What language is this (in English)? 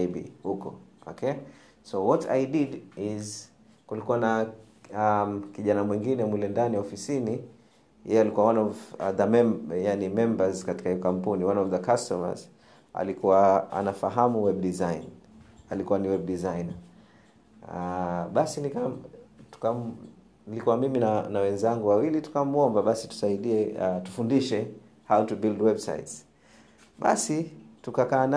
Swahili